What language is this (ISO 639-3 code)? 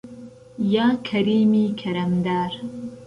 ckb